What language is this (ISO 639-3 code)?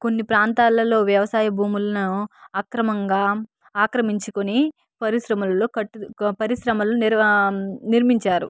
tel